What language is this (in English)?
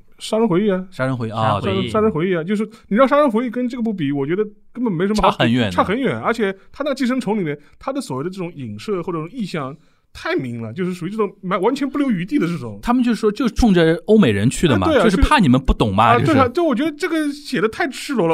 Chinese